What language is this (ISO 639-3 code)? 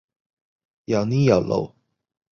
yue